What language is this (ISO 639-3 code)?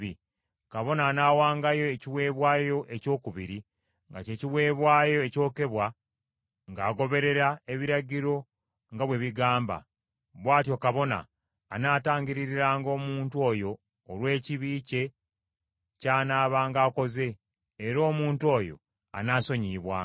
lug